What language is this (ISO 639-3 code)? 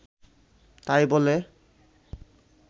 ben